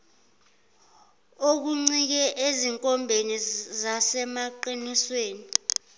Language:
Zulu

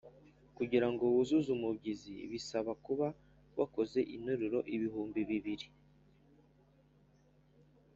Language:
Kinyarwanda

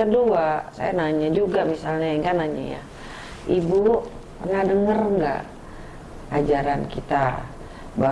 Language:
Indonesian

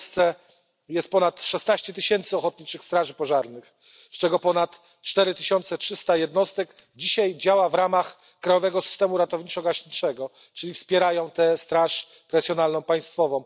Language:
Polish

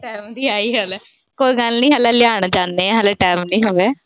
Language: Punjabi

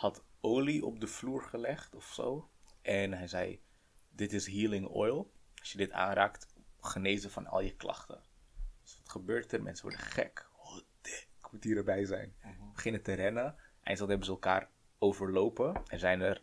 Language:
Dutch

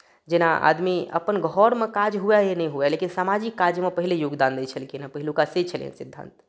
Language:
Maithili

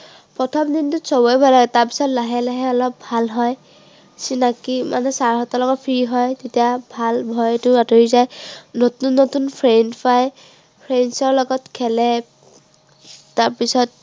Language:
Assamese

